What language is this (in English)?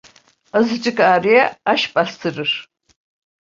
Turkish